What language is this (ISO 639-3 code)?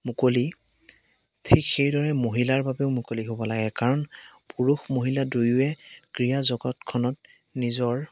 asm